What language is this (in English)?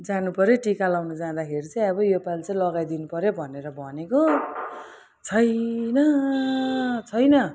Nepali